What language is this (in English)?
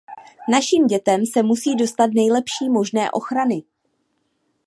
Czech